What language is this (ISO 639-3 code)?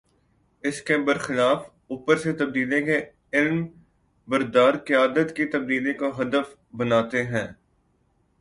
urd